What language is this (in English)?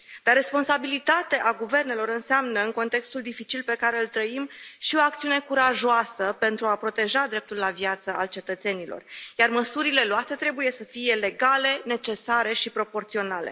Romanian